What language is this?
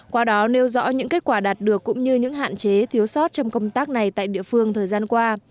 Vietnamese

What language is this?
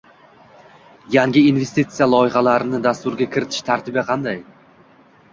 Uzbek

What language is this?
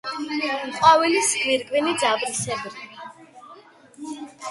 Georgian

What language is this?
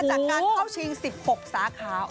Thai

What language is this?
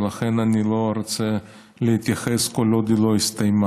Hebrew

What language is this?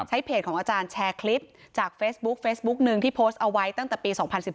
Thai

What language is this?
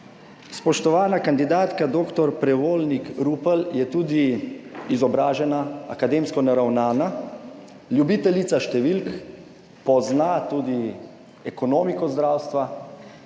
Slovenian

